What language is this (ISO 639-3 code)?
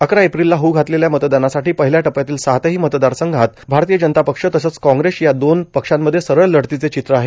mar